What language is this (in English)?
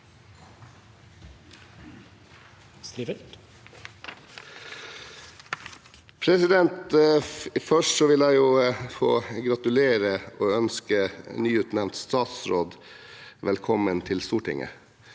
Norwegian